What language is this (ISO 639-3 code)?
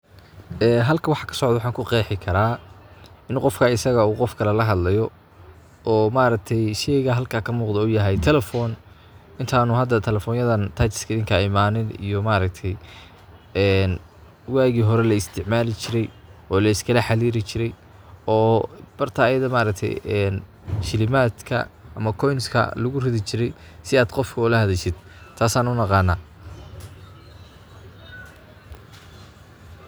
som